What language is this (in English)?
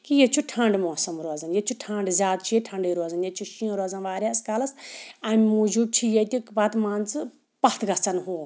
Kashmiri